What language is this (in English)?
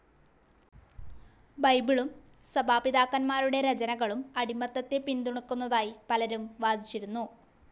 Malayalam